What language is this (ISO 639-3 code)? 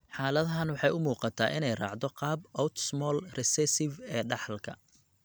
som